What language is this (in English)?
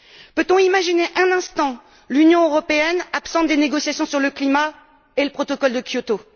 French